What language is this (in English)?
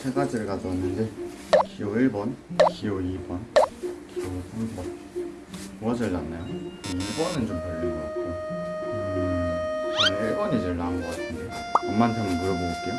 Korean